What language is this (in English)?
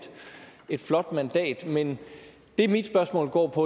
Danish